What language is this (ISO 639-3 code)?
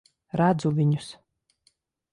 lav